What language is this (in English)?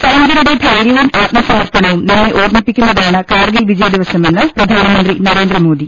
Malayalam